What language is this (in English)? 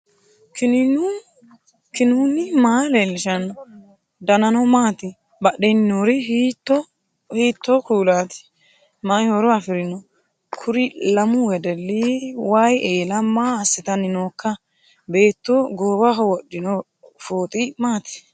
Sidamo